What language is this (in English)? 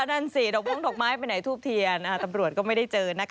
Thai